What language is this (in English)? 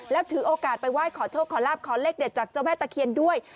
Thai